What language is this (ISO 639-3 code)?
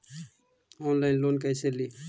mag